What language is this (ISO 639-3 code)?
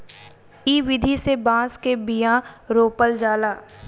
bho